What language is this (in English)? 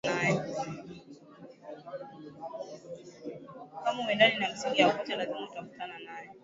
Swahili